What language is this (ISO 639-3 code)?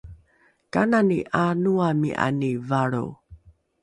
dru